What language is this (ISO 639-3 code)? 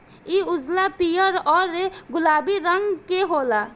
bho